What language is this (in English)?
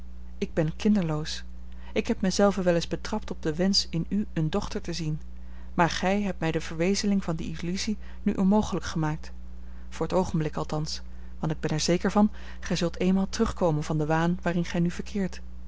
Dutch